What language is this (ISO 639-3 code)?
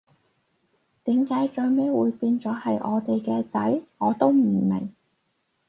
yue